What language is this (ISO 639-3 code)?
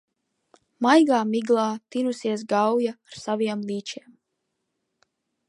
lav